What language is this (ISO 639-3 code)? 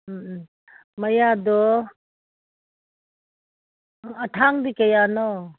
mni